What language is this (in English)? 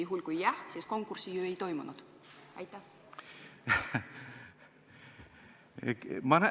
Estonian